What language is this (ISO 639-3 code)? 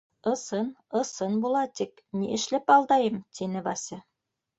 bak